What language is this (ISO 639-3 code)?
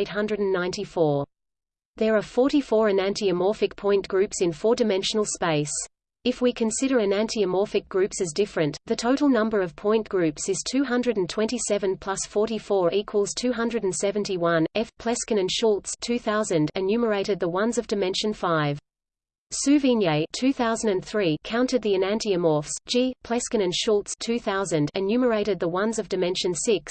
eng